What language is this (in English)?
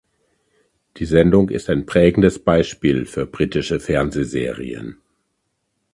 German